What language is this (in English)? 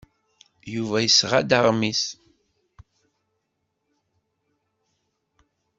Kabyle